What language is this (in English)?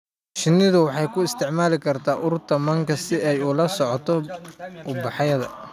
Somali